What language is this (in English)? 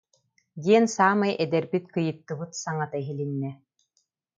Yakut